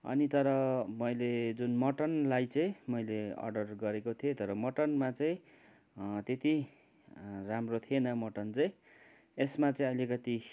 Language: Nepali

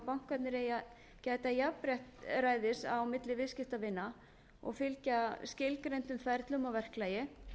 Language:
Icelandic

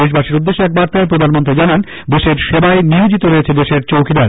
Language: Bangla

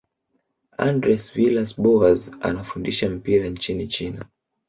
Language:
Swahili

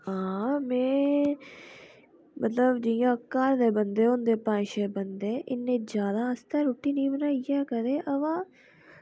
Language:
Dogri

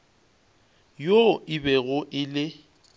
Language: Northern Sotho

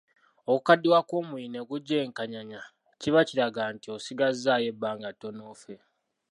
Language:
Ganda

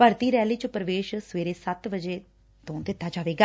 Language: Punjabi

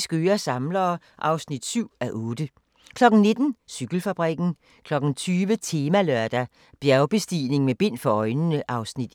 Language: Danish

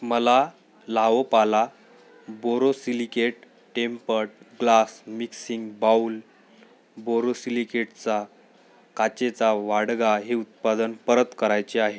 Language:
Marathi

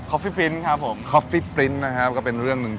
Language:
Thai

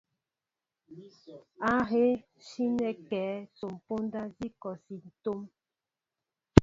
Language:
Mbo (Cameroon)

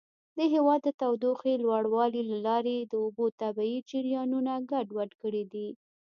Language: Pashto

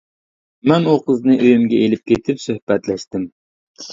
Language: Uyghur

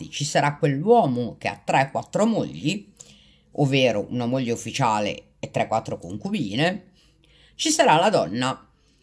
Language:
Italian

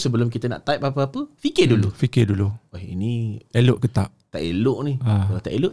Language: Malay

